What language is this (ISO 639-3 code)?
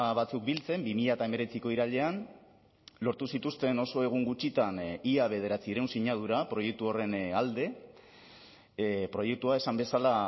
eus